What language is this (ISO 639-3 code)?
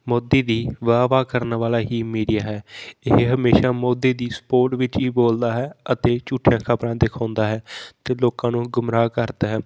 pan